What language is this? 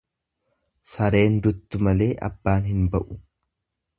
Oromo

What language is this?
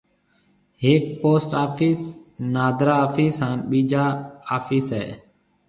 Marwari (Pakistan)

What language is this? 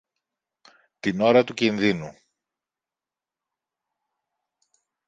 Greek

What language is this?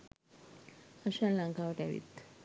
Sinhala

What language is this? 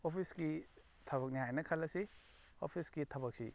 Manipuri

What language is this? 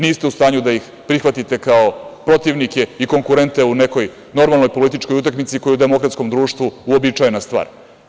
Serbian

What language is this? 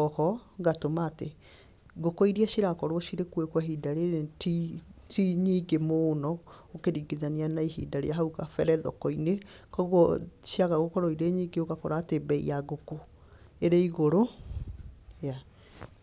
Kikuyu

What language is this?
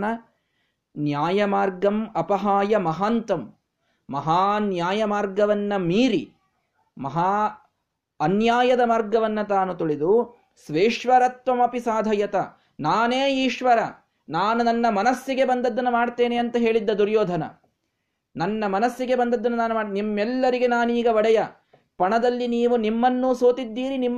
Kannada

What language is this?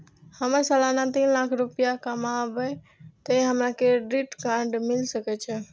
Maithili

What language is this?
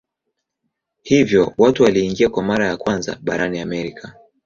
Swahili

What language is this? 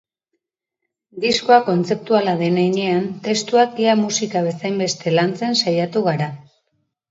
Basque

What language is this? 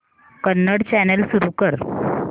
Marathi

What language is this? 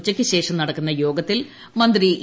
Malayalam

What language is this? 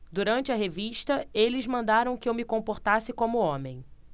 Portuguese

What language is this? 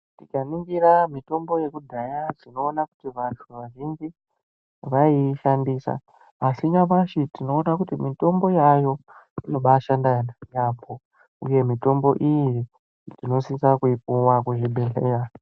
Ndau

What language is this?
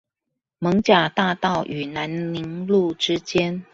Chinese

